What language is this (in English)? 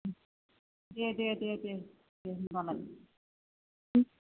Bodo